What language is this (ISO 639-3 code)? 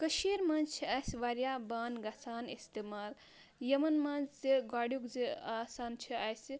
kas